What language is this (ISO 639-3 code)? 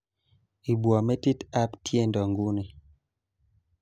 kln